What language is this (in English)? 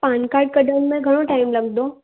Sindhi